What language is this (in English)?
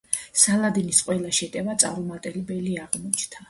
Georgian